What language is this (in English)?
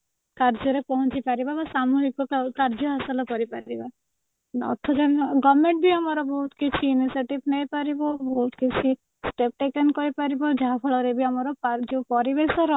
Odia